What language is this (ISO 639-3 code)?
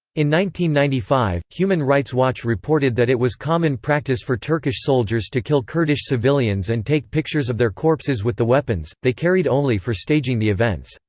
eng